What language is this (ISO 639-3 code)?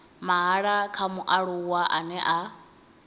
ven